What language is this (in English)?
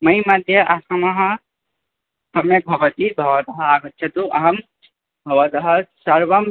Sanskrit